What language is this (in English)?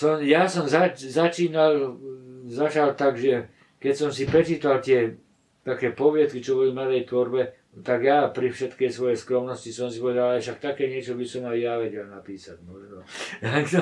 Slovak